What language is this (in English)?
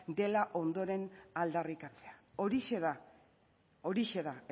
Basque